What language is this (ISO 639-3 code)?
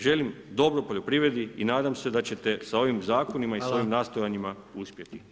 hrv